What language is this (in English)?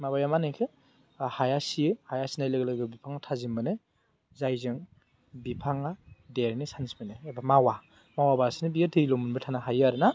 Bodo